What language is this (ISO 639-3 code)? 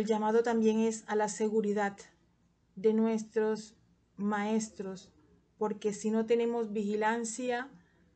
spa